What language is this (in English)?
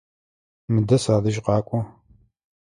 Adyghe